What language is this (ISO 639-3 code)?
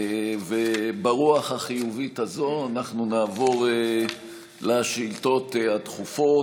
heb